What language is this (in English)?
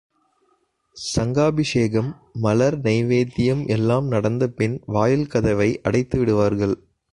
Tamil